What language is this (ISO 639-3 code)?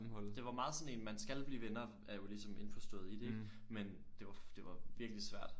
dan